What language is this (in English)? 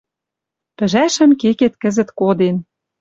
Western Mari